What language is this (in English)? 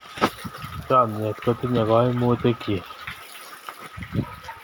Kalenjin